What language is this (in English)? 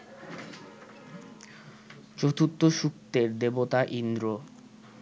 Bangla